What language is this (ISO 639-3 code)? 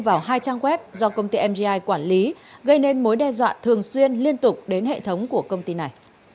vie